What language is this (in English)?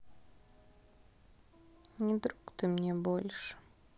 Russian